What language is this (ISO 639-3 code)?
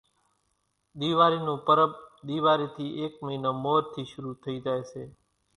gjk